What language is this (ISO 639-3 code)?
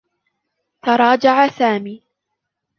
ara